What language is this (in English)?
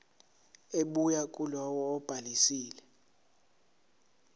Zulu